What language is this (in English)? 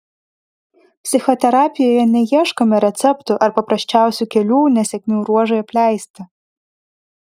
Lithuanian